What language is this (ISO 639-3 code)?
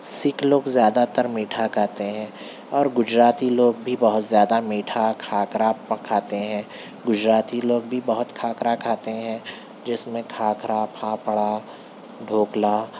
urd